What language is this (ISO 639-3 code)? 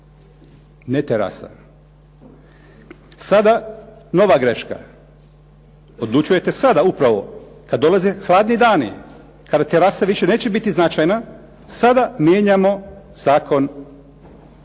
hrv